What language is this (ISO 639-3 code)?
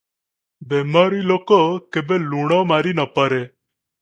ori